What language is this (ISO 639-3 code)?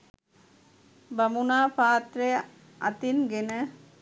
sin